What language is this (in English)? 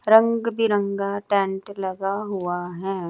Hindi